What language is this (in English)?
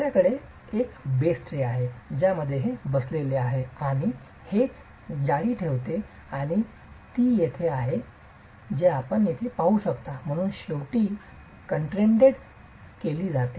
Marathi